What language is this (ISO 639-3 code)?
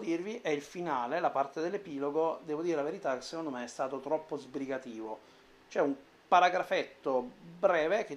ita